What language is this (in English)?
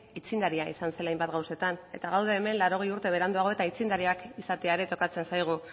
Basque